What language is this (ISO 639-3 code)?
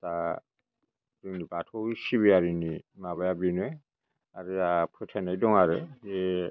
brx